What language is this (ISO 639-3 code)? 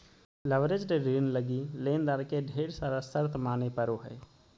mag